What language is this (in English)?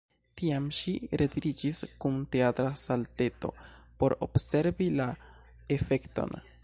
Esperanto